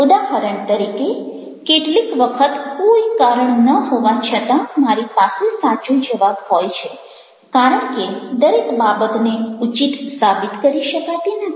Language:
Gujarati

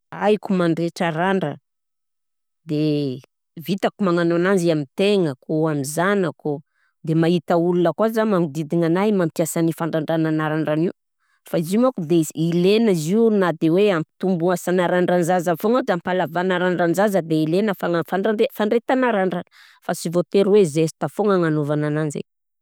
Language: Southern Betsimisaraka Malagasy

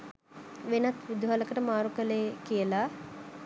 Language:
Sinhala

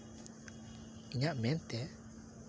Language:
Santali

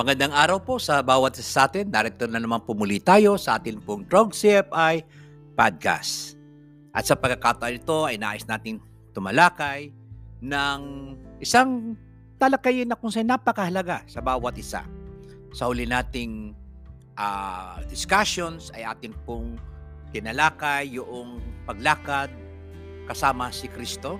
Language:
Filipino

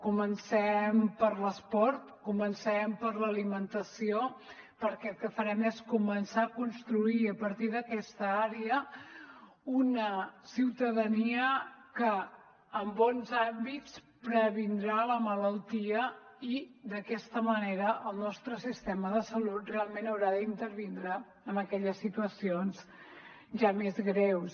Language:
Catalan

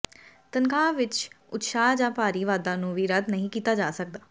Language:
Punjabi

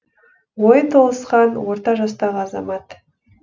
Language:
Kazakh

